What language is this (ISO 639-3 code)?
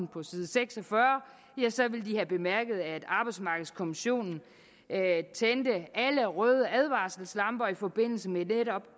dan